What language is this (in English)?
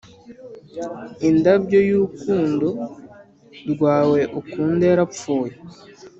Kinyarwanda